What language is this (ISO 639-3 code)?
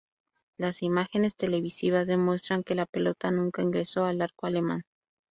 spa